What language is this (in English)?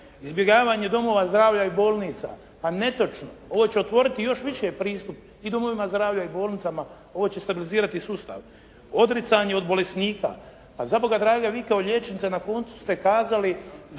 Croatian